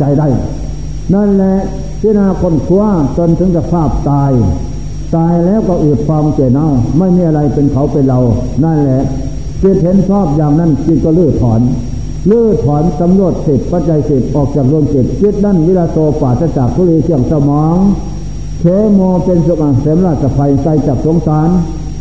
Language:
Thai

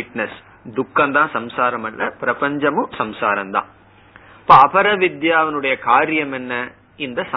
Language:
Tamil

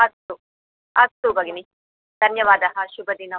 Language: Sanskrit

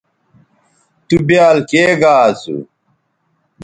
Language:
Bateri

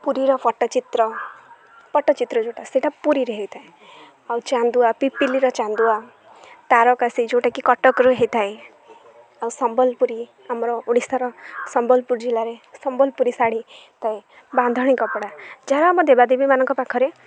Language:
Odia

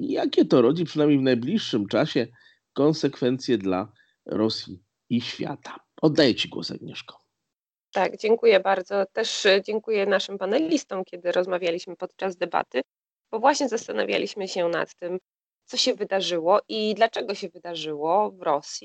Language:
Polish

